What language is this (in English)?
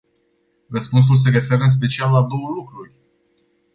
Romanian